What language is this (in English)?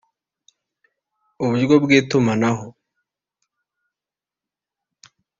Kinyarwanda